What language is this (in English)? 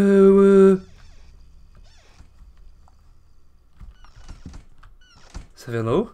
French